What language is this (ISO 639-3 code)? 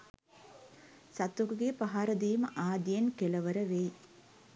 sin